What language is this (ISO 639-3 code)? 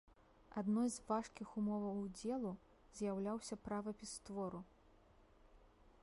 bel